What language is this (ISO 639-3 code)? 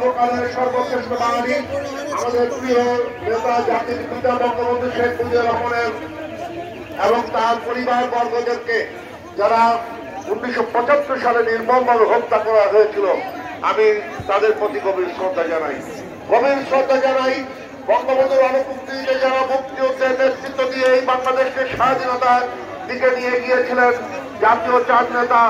ara